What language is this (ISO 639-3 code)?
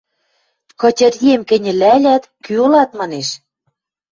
mrj